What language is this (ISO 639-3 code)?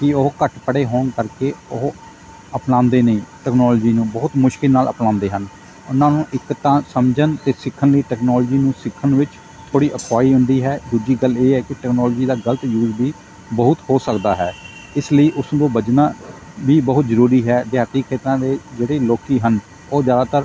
pan